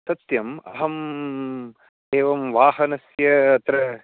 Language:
Sanskrit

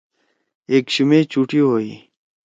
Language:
Torwali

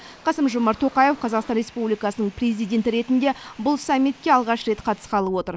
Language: Kazakh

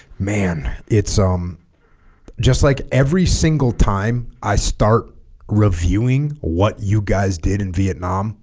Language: English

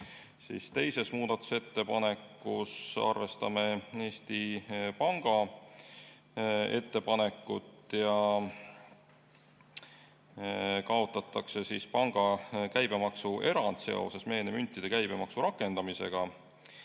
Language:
Estonian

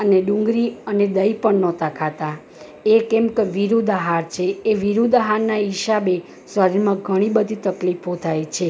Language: Gujarati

